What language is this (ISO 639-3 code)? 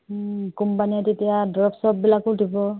asm